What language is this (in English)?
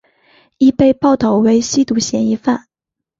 Chinese